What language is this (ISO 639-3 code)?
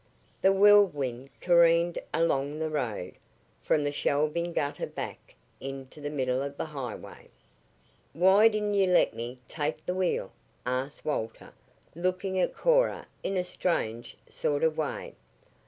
eng